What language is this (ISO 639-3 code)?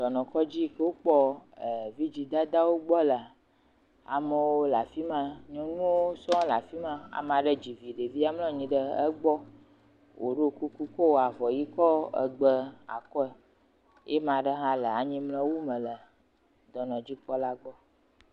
ewe